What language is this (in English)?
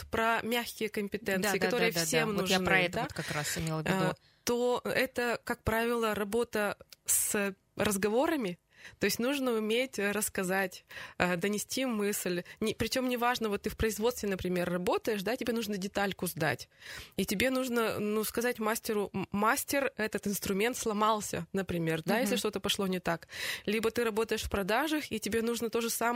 Russian